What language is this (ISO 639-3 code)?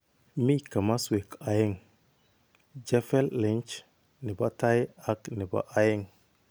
kln